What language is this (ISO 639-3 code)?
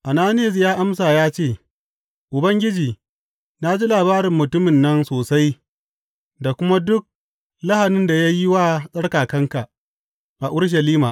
hau